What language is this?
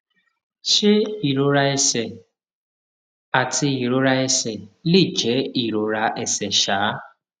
Yoruba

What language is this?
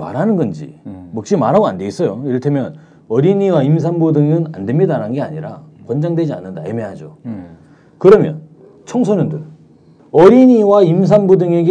Korean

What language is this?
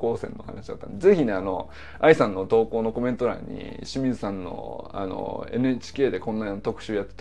Japanese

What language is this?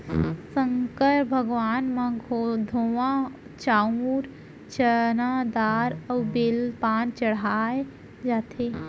Chhattisgarhi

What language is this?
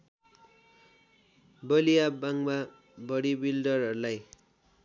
Nepali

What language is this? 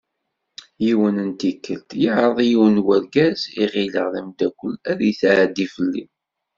Kabyle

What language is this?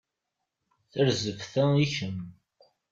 Kabyle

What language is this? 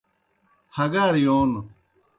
Kohistani Shina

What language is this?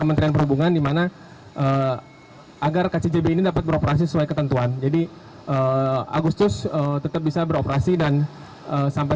Indonesian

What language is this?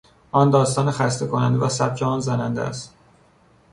Persian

